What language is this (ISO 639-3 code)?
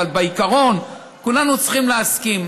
heb